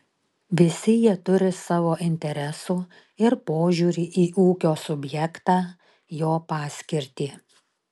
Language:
Lithuanian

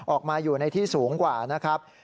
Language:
Thai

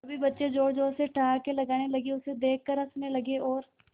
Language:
Hindi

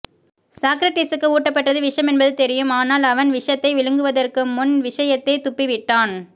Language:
Tamil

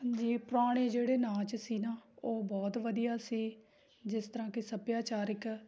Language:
Punjabi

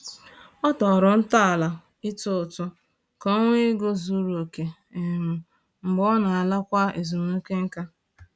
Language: Igbo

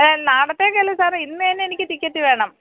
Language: Malayalam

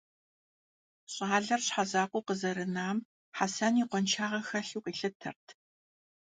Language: Kabardian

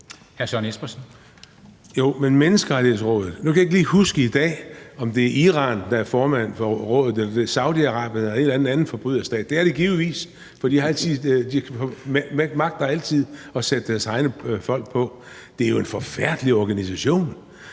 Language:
Danish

